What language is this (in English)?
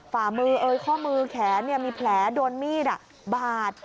Thai